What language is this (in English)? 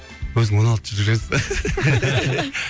Kazakh